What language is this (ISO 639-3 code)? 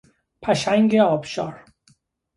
fas